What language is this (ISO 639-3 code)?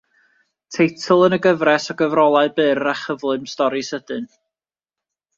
cym